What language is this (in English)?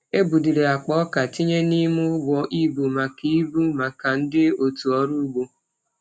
Igbo